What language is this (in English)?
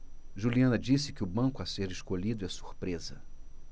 Portuguese